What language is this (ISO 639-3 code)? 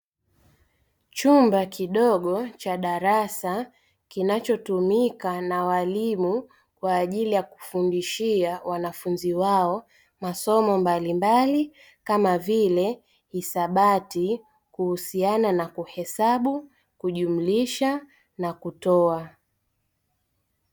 swa